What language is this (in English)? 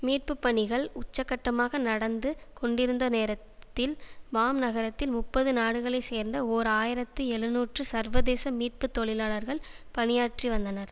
Tamil